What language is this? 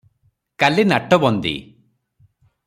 Odia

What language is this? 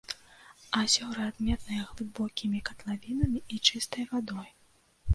Belarusian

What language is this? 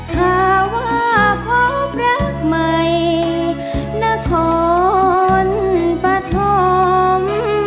Thai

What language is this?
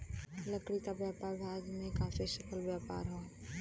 Bhojpuri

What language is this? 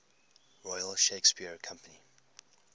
English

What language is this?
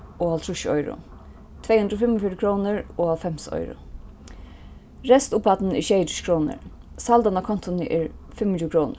Faroese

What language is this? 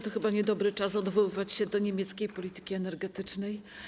Polish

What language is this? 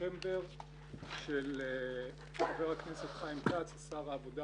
Hebrew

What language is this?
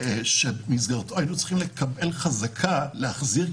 Hebrew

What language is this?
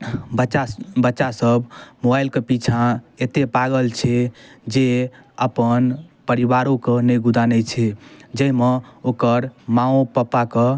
Maithili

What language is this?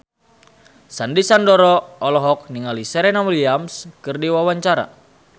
Sundanese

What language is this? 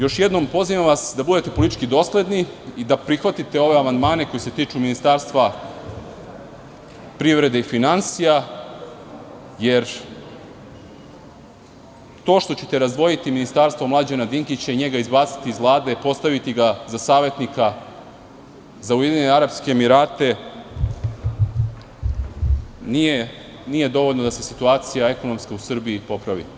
Serbian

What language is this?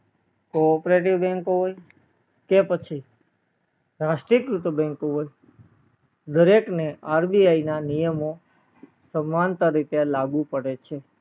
Gujarati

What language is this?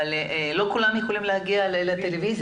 Hebrew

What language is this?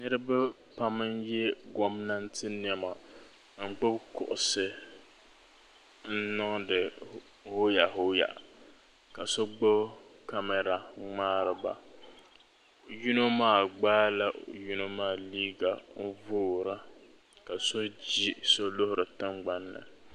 Dagbani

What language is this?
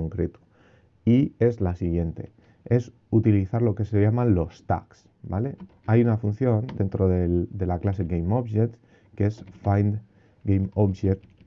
Spanish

